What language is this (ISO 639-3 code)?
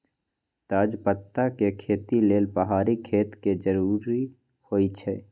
mag